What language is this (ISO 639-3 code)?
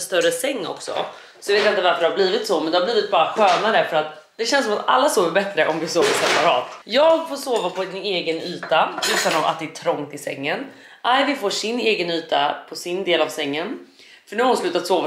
swe